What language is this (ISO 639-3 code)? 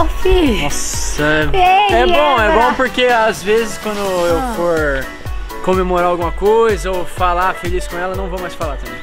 por